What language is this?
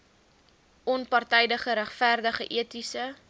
Afrikaans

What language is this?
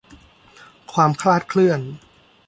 Thai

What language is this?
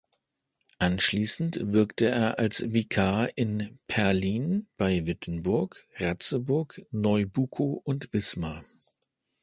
German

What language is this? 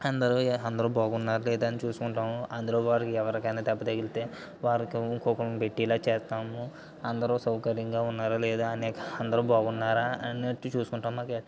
Telugu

